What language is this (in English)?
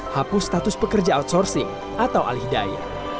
Indonesian